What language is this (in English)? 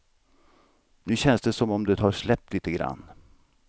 Swedish